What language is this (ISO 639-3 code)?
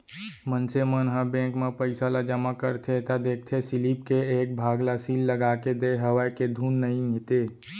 hne